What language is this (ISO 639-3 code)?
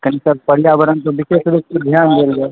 mai